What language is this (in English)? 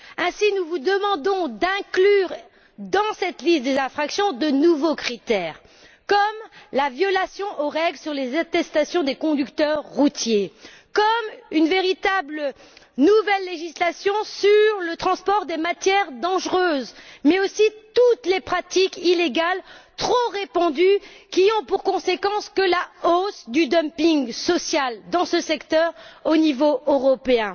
French